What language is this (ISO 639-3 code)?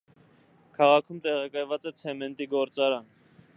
hye